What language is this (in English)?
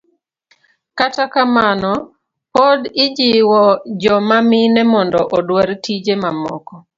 Luo (Kenya and Tanzania)